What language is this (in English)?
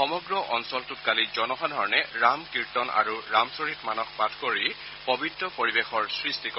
Assamese